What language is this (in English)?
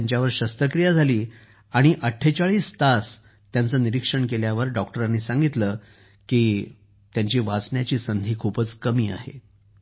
Marathi